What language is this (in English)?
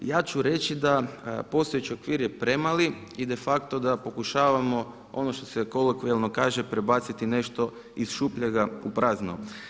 Croatian